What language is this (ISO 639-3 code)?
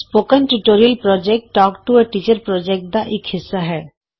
pan